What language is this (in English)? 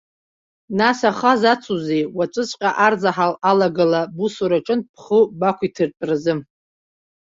Abkhazian